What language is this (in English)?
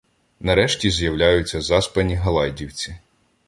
Ukrainian